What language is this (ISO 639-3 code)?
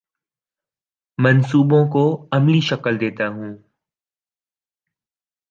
urd